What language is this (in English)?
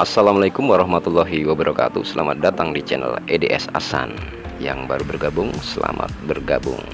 Indonesian